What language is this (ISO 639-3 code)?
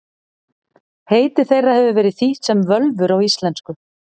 isl